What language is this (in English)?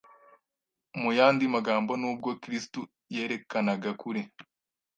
Kinyarwanda